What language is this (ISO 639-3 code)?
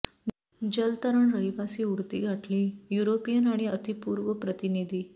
mar